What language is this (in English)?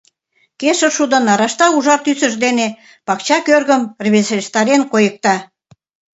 Mari